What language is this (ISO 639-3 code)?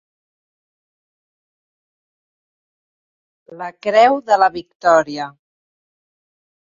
cat